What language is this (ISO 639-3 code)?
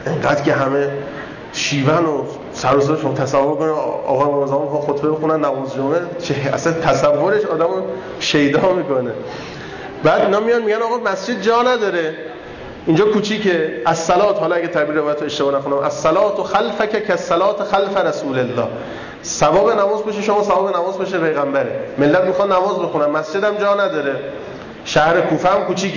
fas